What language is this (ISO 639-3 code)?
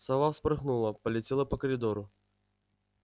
rus